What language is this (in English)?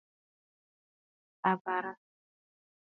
Bafut